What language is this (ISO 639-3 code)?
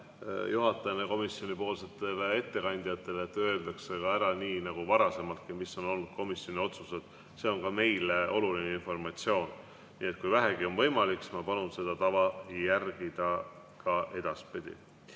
est